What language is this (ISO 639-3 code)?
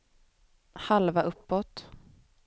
swe